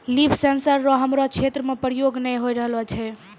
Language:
Maithili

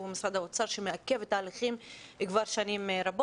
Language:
Hebrew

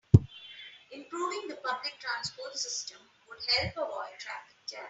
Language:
English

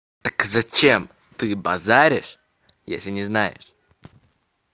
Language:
Russian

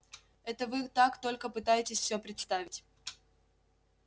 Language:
Russian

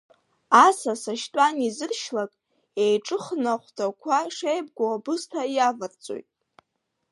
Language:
Abkhazian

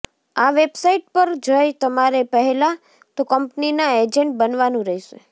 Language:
Gujarati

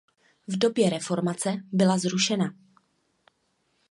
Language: Czech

